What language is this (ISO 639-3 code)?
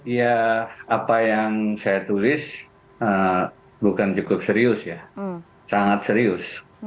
ind